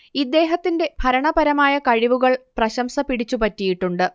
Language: Malayalam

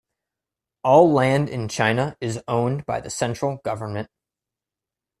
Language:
English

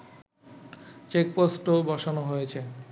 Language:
Bangla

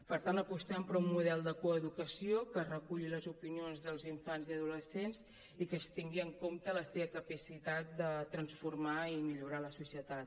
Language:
Catalan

